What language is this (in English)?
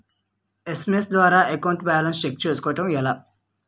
Telugu